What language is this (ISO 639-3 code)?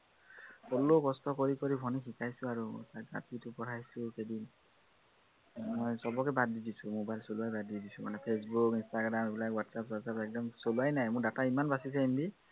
asm